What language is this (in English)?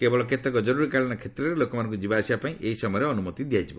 Odia